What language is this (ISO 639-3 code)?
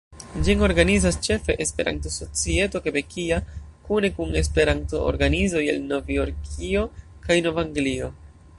epo